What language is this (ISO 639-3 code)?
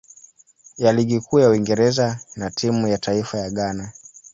swa